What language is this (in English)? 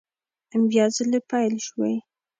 Pashto